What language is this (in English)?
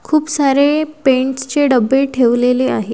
Marathi